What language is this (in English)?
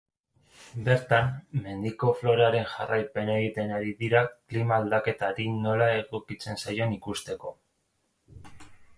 Basque